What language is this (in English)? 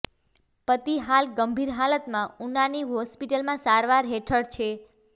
Gujarati